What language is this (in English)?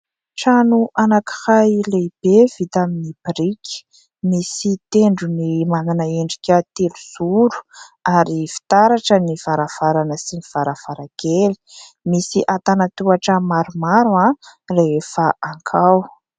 Malagasy